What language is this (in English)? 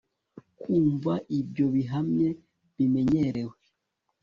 Kinyarwanda